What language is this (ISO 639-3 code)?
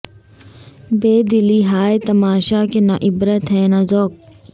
urd